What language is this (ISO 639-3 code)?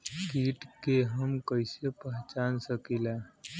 bho